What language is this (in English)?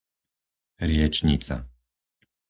Slovak